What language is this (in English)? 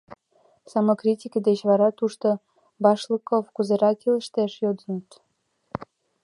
Mari